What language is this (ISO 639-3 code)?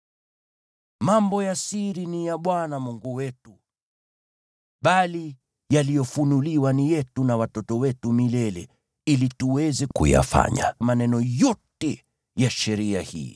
swa